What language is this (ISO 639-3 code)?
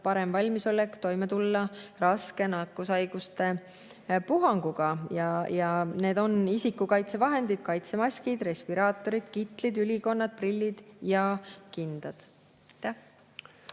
est